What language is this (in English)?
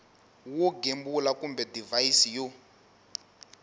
Tsonga